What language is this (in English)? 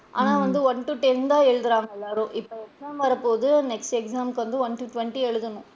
Tamil